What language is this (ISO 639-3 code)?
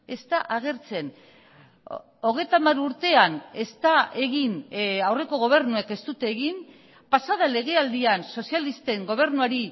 eus